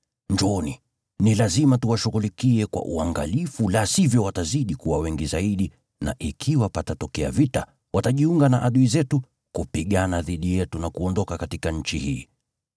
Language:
Swahili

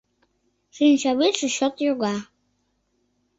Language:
Mari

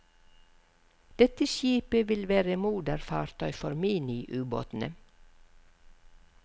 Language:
Norwegian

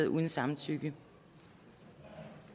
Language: Danish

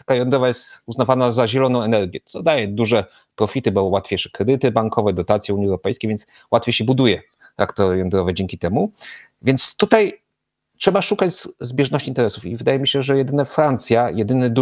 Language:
Polish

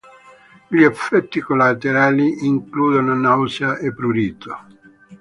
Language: Italian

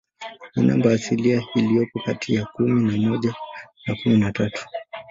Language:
Swahili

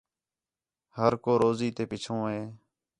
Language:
Khetrani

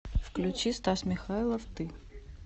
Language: Russian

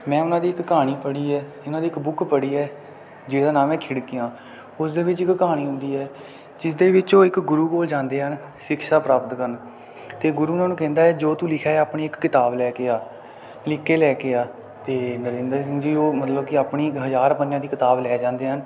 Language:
Punjabi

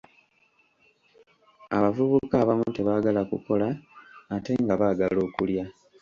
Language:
Ganda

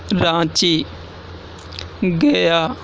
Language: Urdu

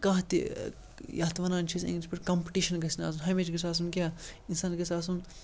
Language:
Kashmiri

